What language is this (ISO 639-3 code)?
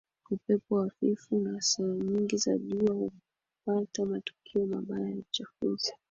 swa